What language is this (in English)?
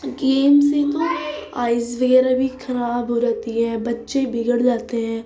Urdu